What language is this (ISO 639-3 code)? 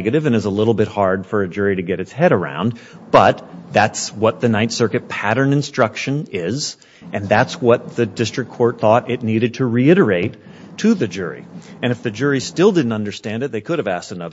eng